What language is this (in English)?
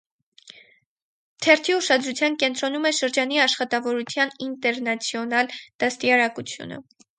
Armenian